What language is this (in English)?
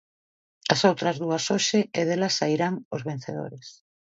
Galician